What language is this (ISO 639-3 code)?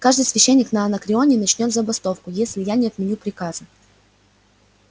rus